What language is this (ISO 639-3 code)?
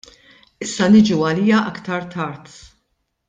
mlt